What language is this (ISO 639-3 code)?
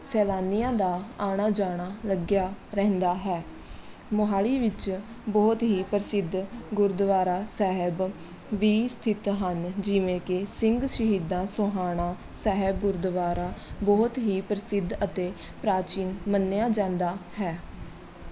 pan